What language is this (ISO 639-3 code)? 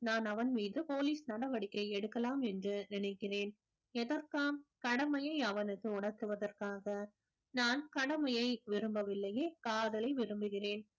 tam